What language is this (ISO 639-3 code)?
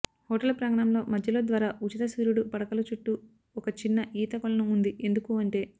tel